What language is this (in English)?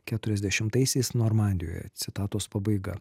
Lithuanian